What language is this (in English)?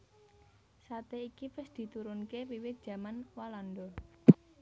Javanese